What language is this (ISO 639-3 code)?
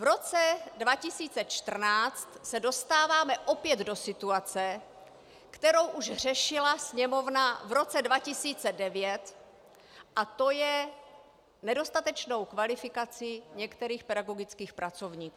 ces